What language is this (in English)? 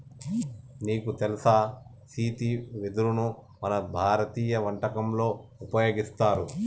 Telugu